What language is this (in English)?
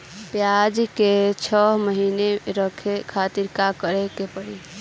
Bhojpuri